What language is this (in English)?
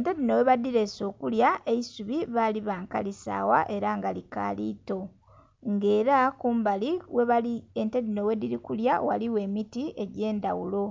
Soga